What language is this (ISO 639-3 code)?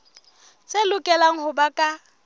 sot